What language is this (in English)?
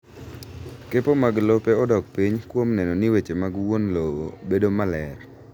Luo (Kenya and Tanzania)